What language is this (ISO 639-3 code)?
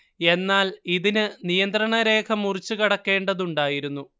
mal